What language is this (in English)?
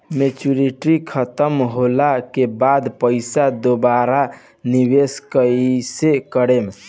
Bhojpuri